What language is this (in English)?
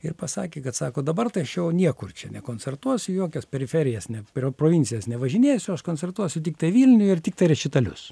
Lithuanian